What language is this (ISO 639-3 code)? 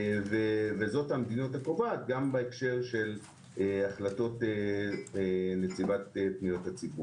heb